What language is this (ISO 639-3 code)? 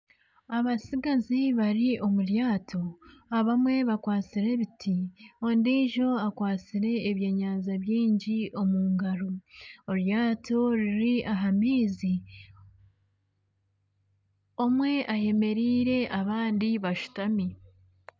nyn